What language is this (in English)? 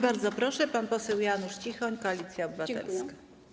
Polish